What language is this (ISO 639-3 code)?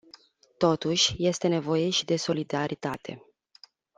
ron